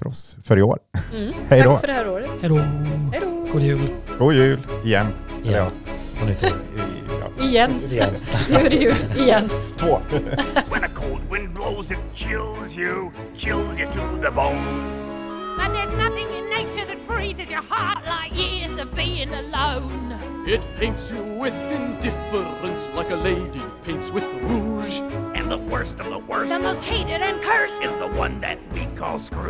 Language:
Swedish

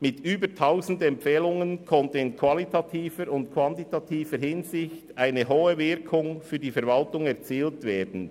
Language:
Swiss German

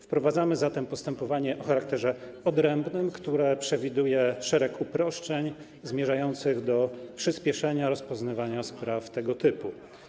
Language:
Polish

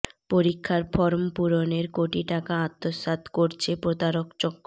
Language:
Bangla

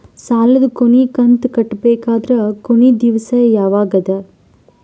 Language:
Kannada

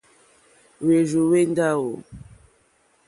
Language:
Mokpwe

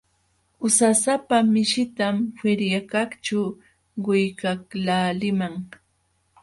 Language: Jauja Wanca Quechua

